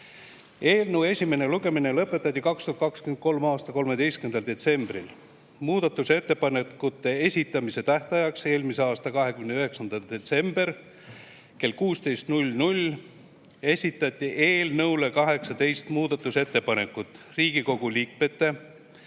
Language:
Estonian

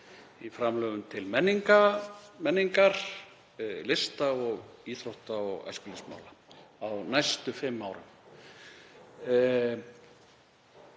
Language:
Icelandic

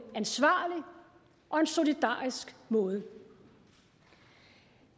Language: Danish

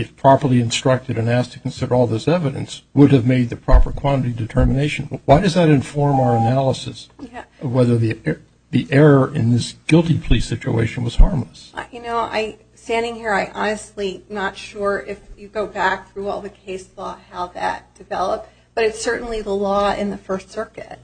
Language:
English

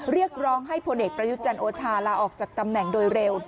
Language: Thai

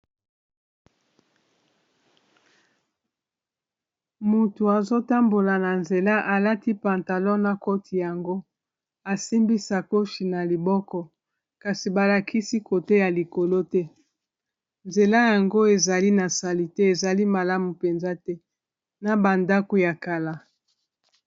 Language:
Lingala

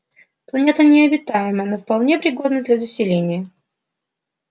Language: Russian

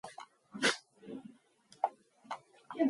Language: Mongolian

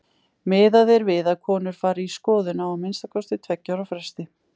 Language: Icelandic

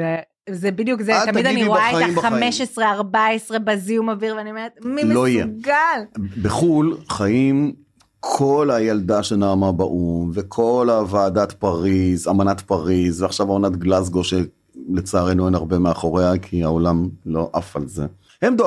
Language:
Hebrew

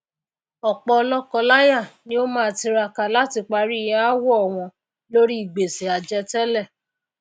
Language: Yoruba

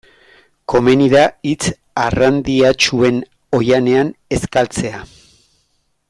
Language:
Basque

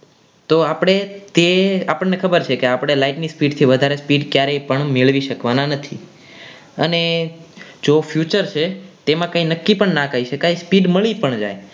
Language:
Gujarati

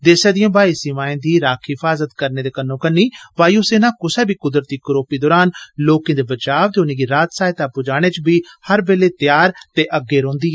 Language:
Dogri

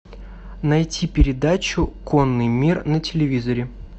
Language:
Russian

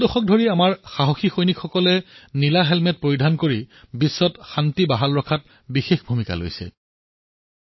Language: Assamese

